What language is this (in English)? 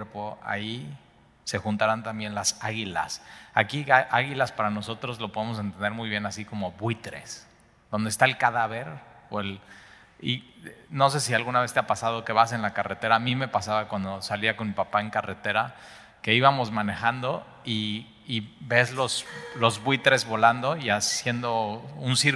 Spanish